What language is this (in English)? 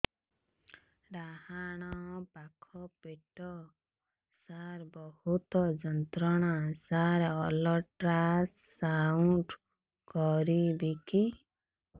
Odia